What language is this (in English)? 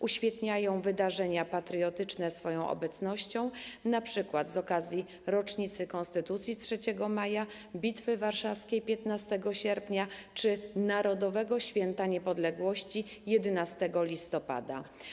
Polish